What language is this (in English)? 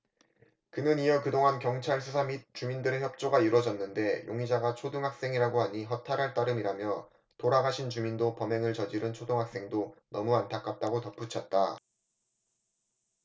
Korean